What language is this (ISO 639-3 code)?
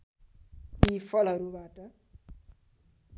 nep